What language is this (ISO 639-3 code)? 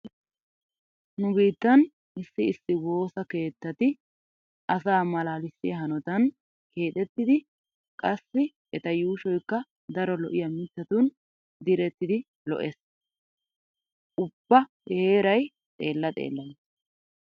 wal